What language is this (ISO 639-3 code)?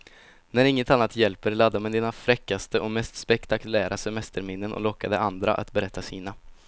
swe